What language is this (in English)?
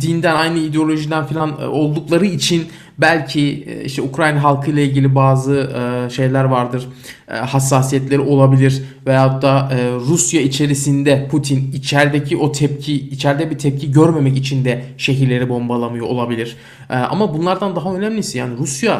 Turkish